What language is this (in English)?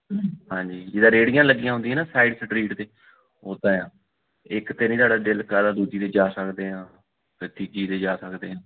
Punjabi